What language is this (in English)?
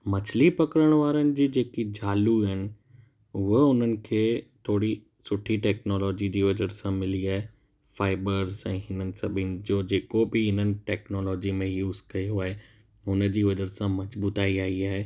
Sindhi